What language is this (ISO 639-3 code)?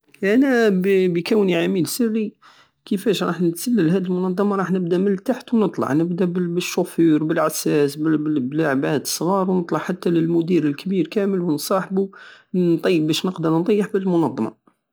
aao